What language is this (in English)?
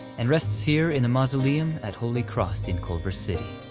English